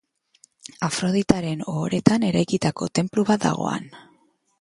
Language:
Basque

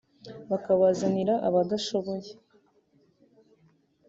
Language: Kinyarwanda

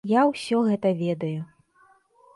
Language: Belarusian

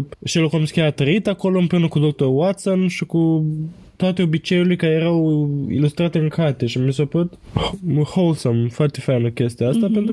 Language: Romanian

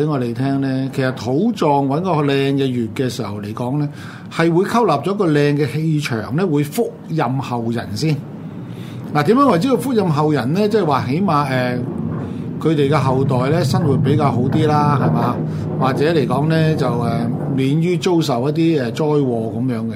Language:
Chinese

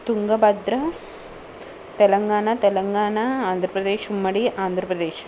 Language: Telugu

